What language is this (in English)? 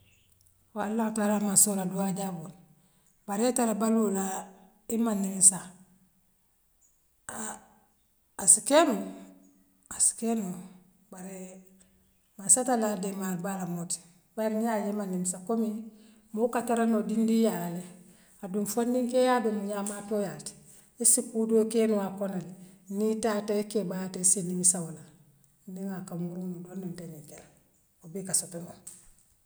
Western Maninkakan